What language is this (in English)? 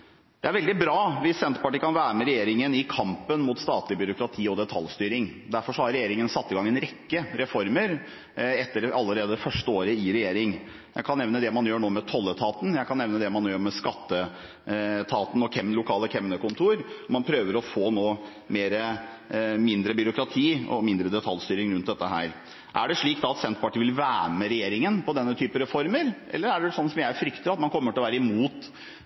Norwegian Bokmål